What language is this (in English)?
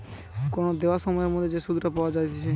Bangla